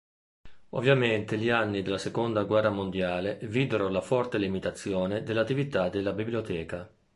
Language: Italian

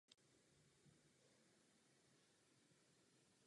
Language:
Czech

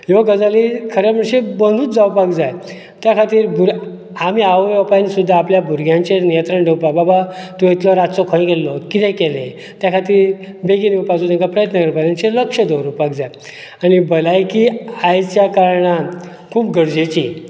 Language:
Konkani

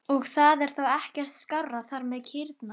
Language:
Icelandic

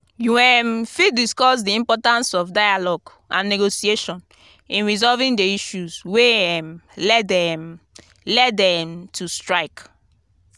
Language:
Nigerian Pidgin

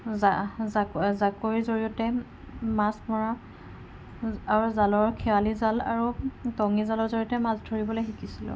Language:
Assamese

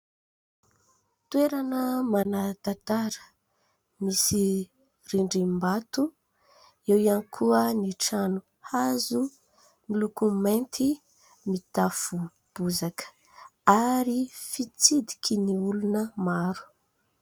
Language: Malagasy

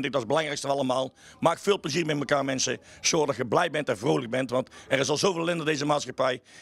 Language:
Dutch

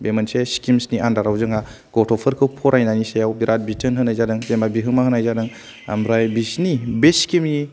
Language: Bodo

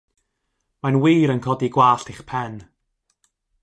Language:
Welsh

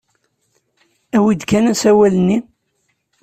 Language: Kabyle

